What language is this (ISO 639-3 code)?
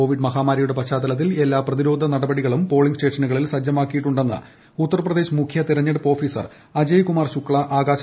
mal